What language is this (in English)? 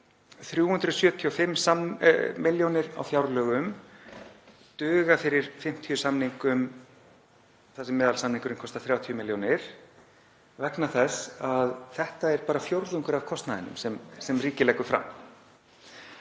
Icelandic